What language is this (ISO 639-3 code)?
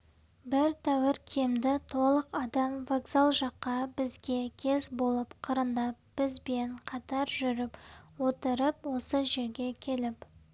kaz